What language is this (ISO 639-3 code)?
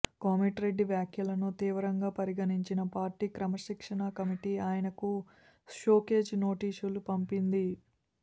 tel